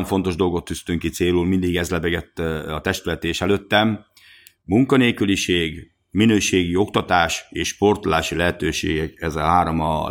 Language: Hungarian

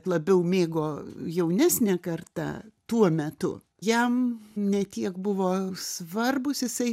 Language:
Lithuanian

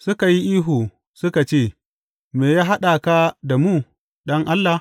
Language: Hausa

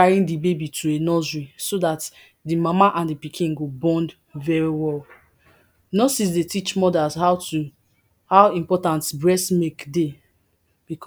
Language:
Nigerian Pidgin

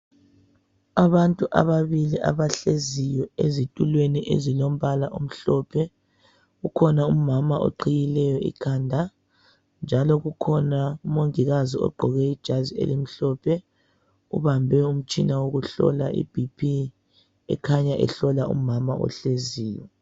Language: North Ndebele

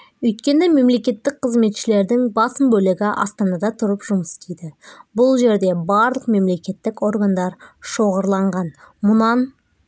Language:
Kazakh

